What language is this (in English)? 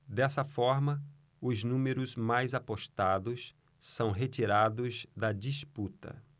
Portuguese